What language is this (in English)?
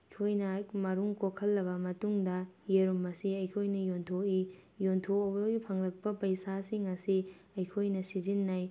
Manipuri